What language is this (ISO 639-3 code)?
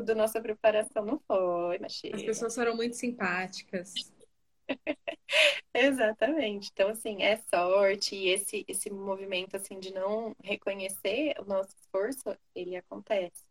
por